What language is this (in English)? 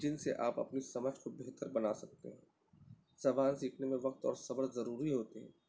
Urdu